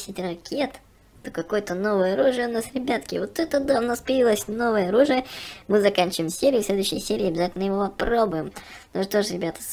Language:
Russian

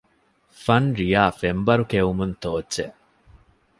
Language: Divehi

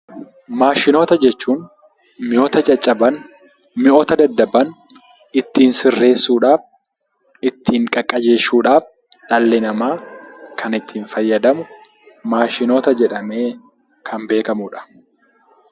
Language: Oromo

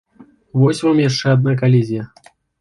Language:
Belarusian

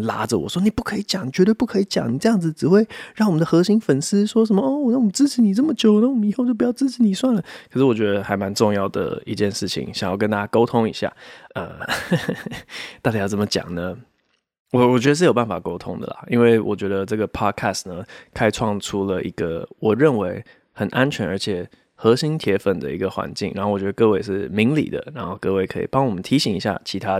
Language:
Chinese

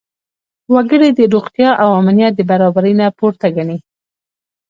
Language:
Pashto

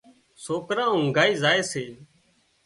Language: Wadiyara Koli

